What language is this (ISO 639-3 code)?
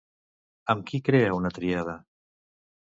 cat